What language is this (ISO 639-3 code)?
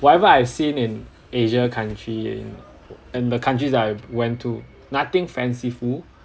eng